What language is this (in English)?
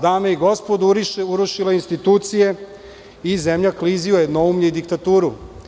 Serbian